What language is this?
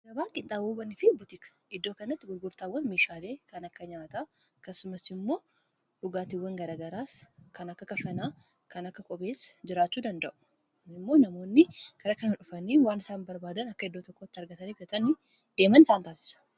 Oromo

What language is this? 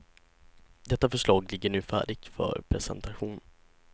Swedish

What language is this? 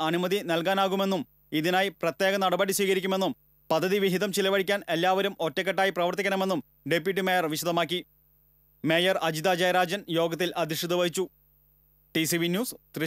Japanese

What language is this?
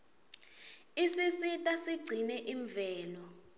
Swati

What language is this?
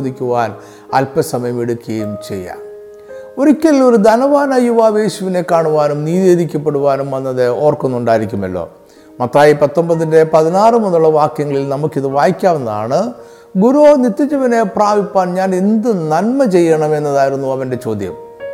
Malayalam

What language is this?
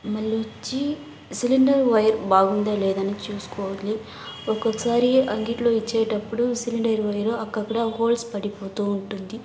Telugu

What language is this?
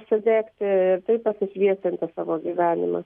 Lithuanian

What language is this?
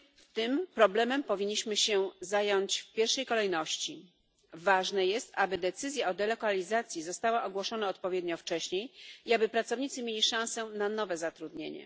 Polish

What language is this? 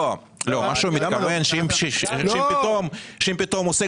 Hebrew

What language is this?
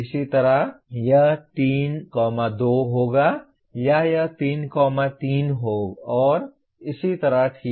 Hindi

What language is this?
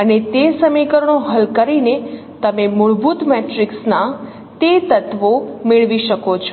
Gujarati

